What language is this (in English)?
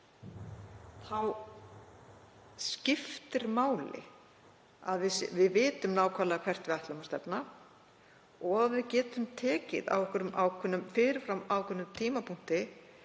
Icelandic